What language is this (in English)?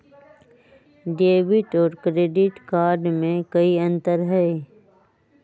Magahi